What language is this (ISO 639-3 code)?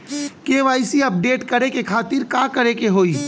bho